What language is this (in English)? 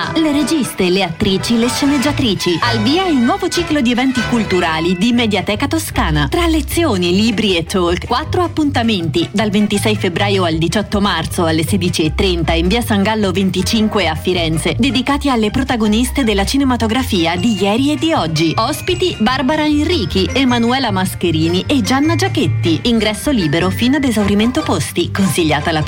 Italian